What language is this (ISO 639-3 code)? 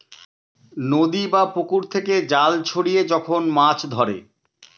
ben